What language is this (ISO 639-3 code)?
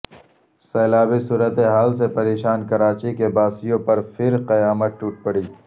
urd